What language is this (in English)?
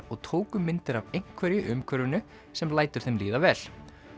Icelandic